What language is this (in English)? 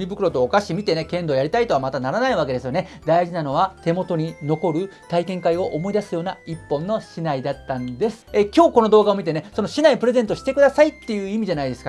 Japanese